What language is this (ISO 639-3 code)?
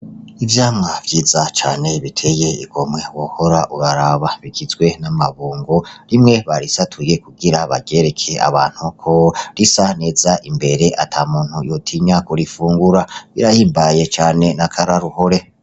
run